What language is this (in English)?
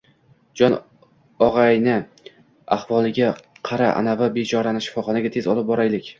Uzbek